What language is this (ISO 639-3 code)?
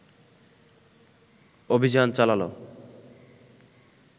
ben